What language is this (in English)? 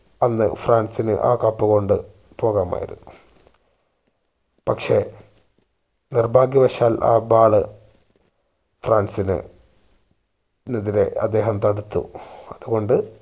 Malayalam